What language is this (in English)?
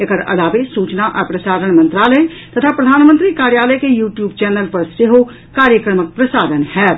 Maithili